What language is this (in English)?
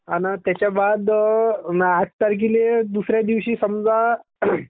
Marathi